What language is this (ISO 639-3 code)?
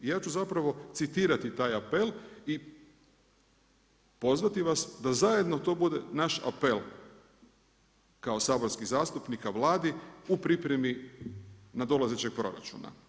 hrv